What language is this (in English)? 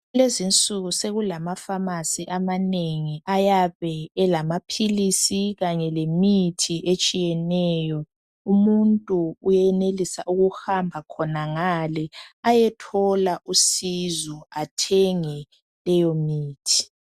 North Ndebele